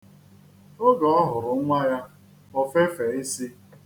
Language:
Igbo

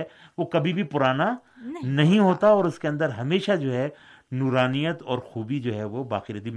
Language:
Urdu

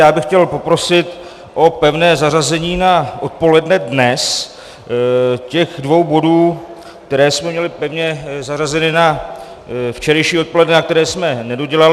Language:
Czech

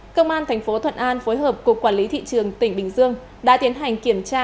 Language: Vietnamese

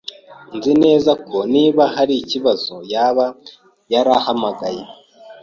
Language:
Kinyarwanda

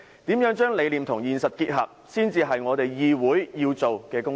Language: Cantonese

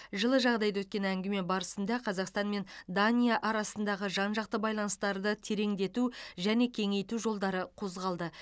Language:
Kazakh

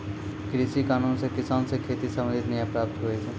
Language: Maithili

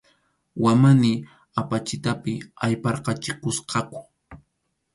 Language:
Arequipa-La Unión Quechua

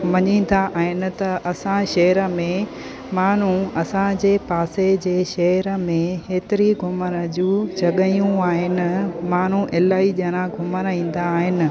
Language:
Sindhi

